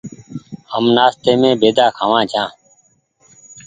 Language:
Goaria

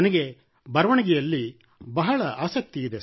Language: Kannada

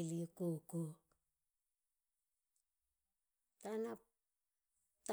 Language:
Halia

